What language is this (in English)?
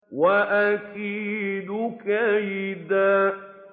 Arabic